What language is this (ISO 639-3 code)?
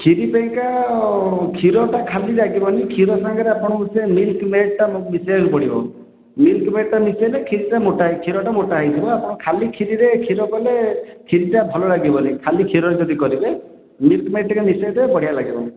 ori